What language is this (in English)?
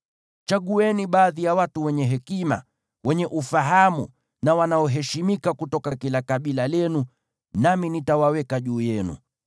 Swahili